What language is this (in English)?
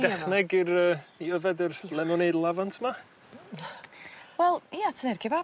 Welsh